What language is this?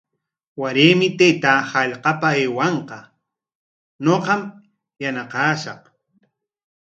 Corongo Ancash Quechua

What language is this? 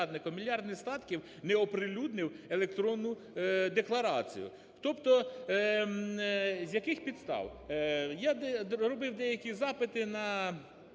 Ukrainian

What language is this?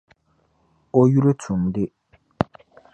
Dagbani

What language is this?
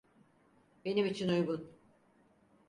Turkish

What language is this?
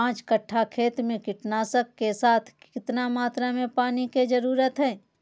Magahi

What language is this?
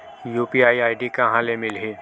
Chhattisgarhi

